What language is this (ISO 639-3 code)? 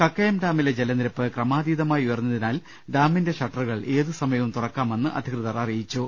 mal